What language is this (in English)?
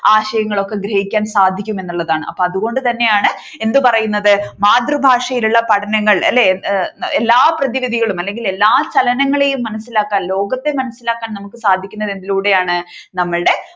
Malayalam